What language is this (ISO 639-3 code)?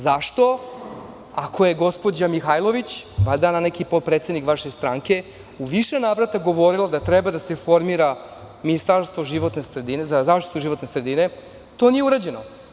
srp